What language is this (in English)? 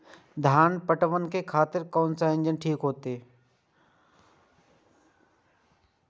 Maithili